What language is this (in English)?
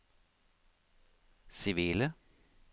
Norwegian